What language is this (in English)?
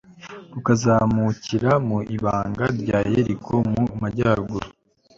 Kinyarwanda